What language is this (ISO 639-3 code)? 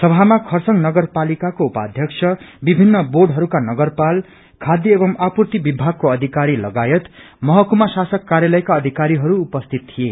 nep